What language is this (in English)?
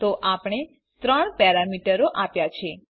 Gujarati